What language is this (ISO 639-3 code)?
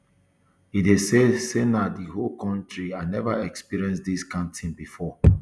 pcm